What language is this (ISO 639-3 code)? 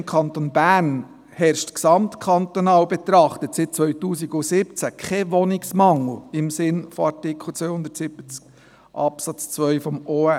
gsw